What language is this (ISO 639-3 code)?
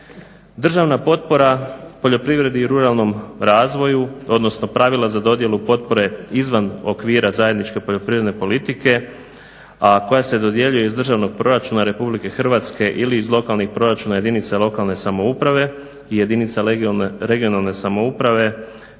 hrv